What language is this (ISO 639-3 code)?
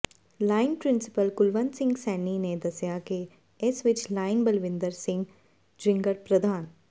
pan